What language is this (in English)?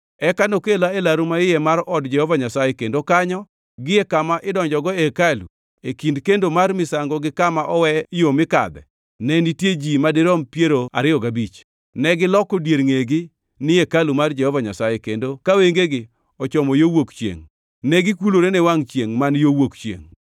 Luo (Kenya and Tanzania)